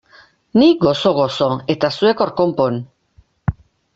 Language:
Basque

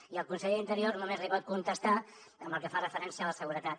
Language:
Catalan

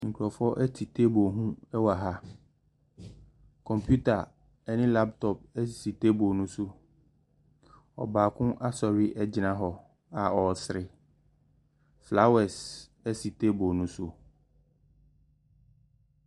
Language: Akan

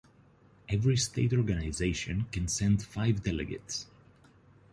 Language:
English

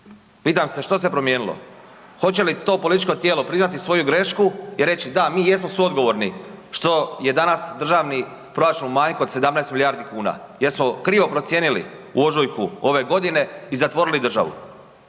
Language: Croatian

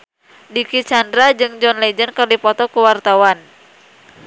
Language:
Sundanese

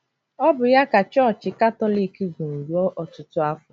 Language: Igbo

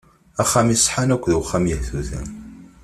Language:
Kabyle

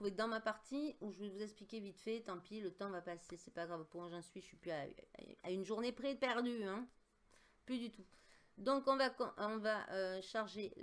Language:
French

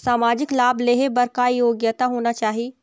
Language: Chhattisgarhi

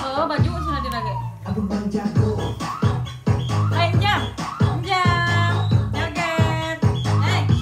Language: Indonesian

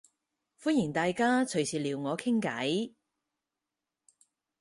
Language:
Cantonese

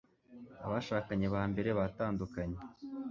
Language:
Kinyarwanda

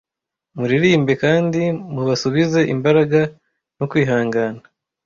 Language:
Kinyarwanda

